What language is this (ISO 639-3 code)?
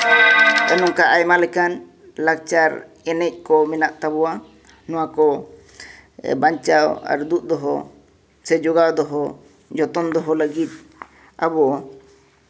sat